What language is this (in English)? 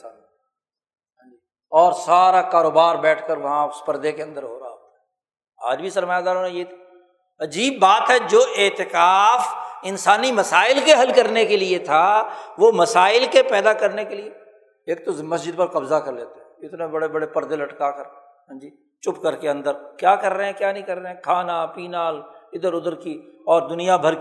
Urdu